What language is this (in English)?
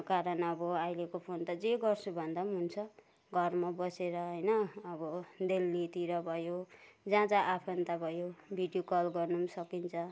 Nepali